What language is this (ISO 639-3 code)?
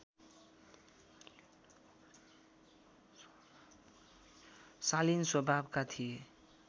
nep